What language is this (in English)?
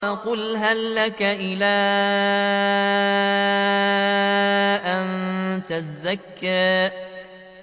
Arabic